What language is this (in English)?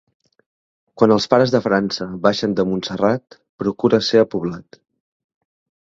Catalan